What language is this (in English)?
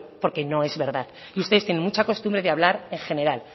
Spanish